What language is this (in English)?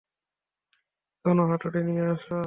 Bangla